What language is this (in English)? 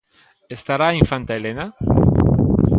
Galician